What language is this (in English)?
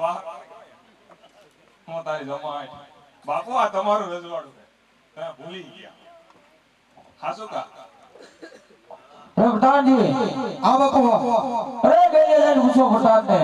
Gujarati